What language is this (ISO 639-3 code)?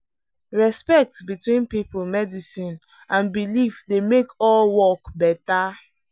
pcm